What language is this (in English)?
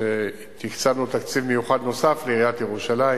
Hebrew